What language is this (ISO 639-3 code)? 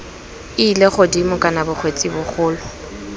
tsn